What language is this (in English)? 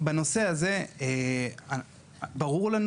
Hebrew